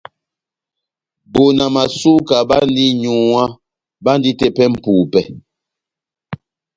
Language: Batanga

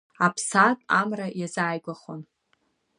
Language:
Abkhazian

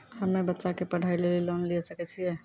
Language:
Maithili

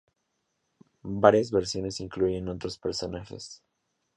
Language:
Spanish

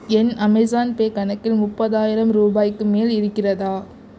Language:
Tamil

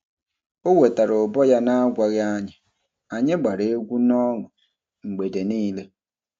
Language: Igbo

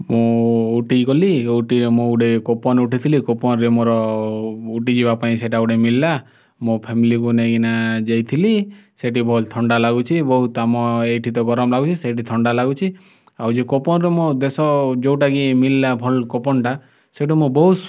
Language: Odia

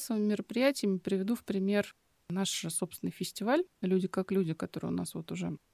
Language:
Russian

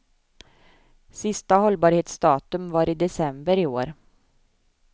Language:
Swedish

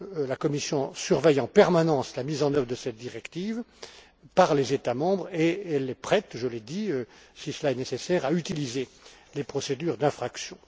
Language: French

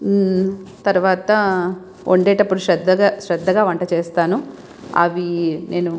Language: Telugu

